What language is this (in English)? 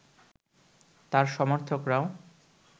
Bangla